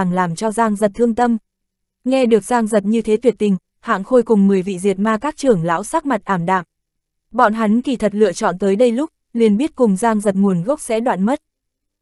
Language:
Vietnamese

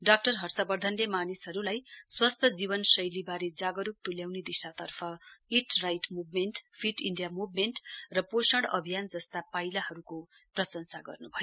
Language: Nepali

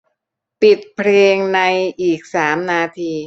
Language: Thai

